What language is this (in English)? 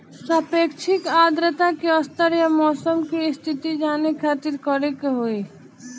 Bhojpuri